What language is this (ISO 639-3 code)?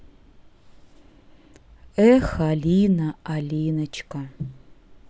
rus